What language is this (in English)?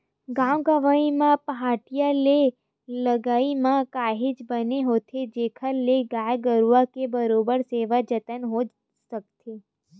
Chhattisgarhi